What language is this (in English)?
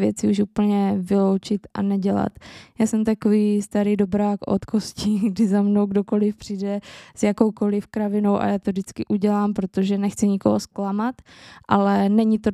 Czech